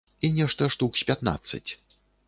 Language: Belarusian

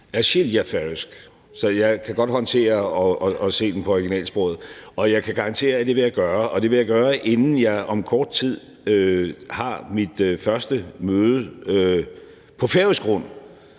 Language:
Danish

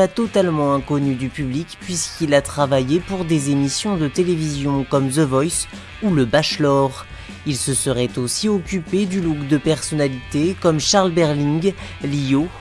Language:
French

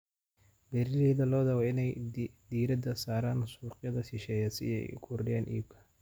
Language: Somali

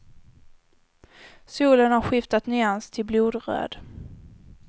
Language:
Swedish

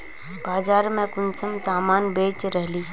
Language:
Magahi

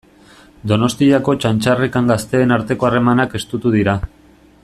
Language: Basque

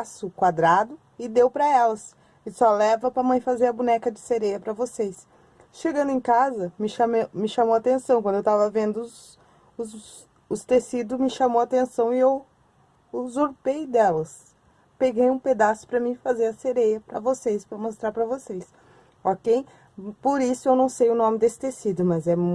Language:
Portuguese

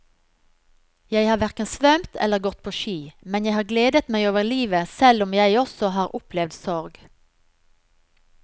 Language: Norwegian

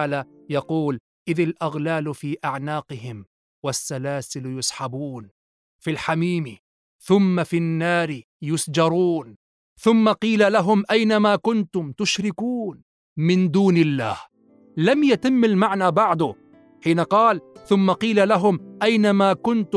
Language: Arabic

